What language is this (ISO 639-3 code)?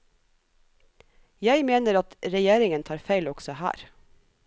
nor